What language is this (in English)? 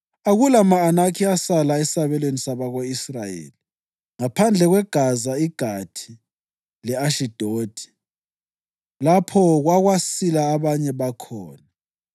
North Ndebele